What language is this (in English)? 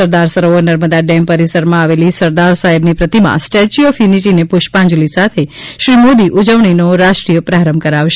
Gujarati